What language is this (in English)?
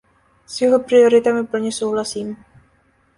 Czech